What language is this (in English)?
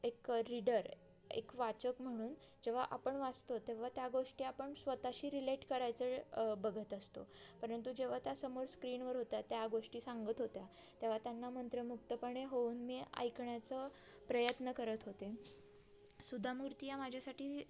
Marathi